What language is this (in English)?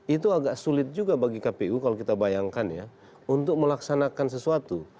Indonesian